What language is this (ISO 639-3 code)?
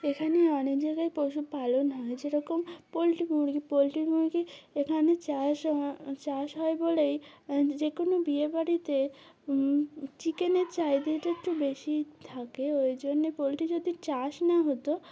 ben